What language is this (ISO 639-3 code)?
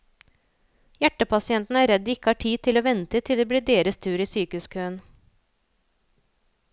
nor